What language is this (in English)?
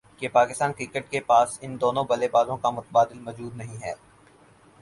Urdu